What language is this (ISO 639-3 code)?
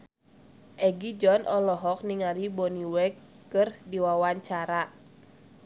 sun